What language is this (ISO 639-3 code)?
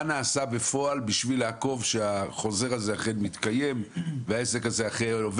heb